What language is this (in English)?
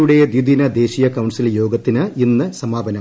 Malayalam